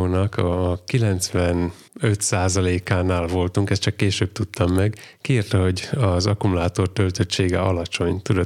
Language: Hungarian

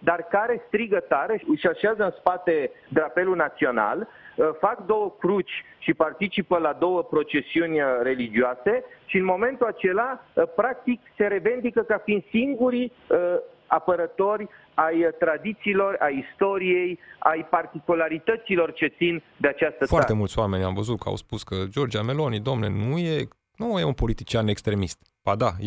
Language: Romanian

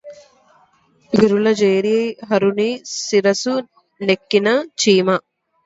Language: Telugu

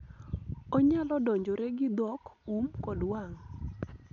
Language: Luo (Kenya and Tanzania)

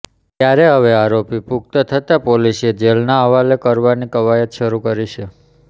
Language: Gujarati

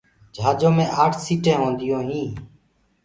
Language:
Gurgula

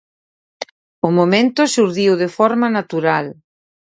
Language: Galician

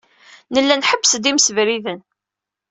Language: Kabyle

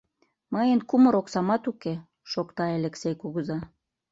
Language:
Mari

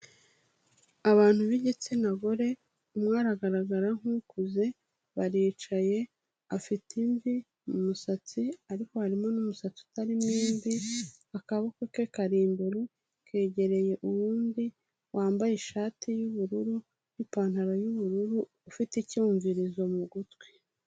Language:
Kinyarwanda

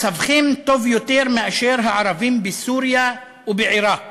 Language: Hebrew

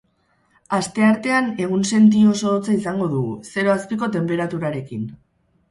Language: Basque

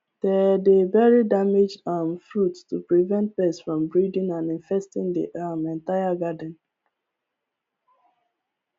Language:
Nigerian Pidgin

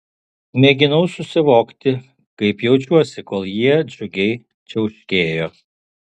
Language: Lithuanian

